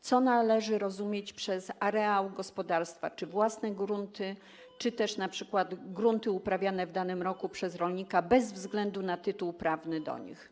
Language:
Polish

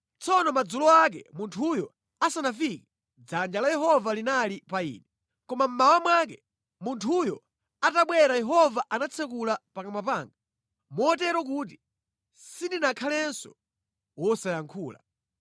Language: Nyanja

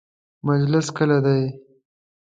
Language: Pashto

